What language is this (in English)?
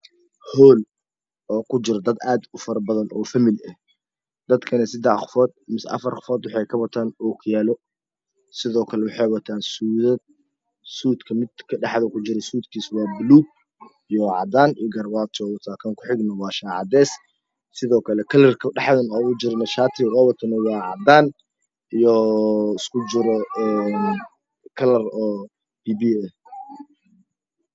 Somali